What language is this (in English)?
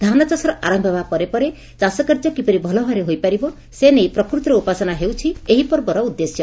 Odia